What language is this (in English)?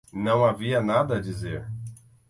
Portuguese